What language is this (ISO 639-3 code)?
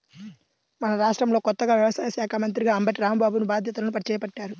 tel